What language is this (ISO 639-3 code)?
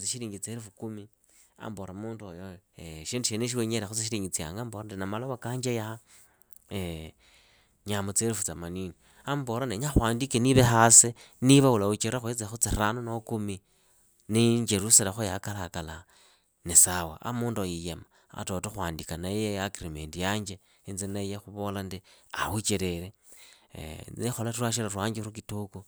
ida